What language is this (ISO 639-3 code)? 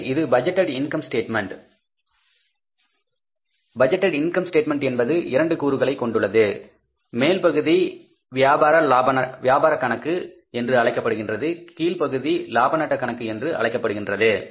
tam